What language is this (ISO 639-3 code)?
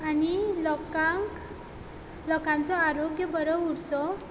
kok